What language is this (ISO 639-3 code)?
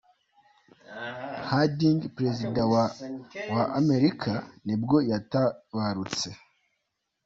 kin